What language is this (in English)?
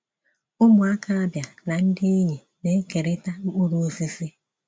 Igbo